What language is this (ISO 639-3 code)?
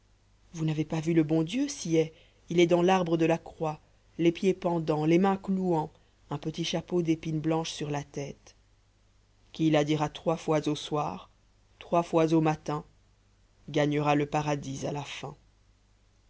fra